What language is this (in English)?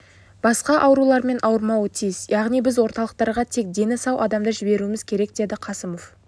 Kazakh